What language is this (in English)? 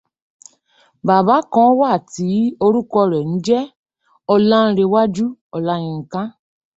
Yoruba